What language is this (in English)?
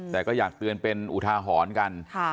Thai